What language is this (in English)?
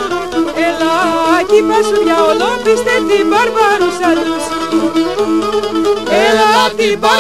Greek